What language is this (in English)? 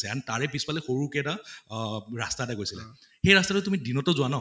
Assamese